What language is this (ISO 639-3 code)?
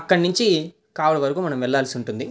tel